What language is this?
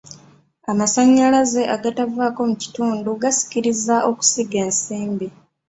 Ganda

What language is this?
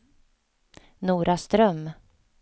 Swedish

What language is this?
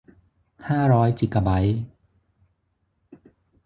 Thai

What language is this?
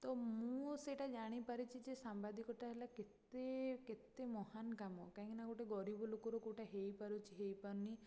Odia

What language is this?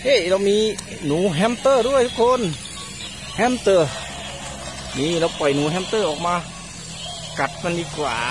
Thai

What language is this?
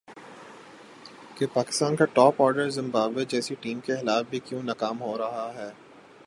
Urdu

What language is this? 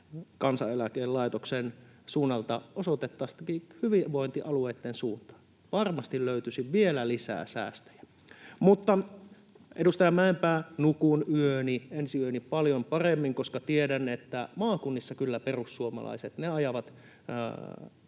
Finnish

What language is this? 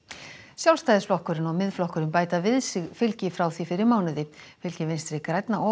Icelandic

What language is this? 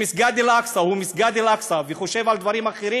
Hebrew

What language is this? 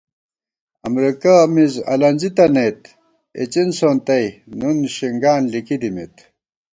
Gawar-Bati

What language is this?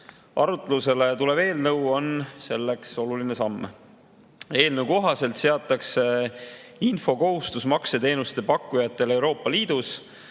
Estonian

